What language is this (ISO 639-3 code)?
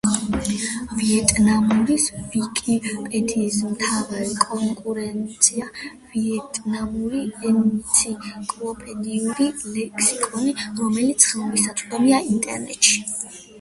kat